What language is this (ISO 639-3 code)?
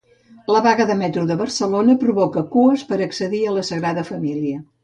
cat